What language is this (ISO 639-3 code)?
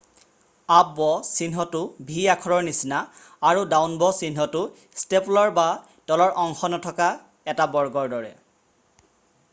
asm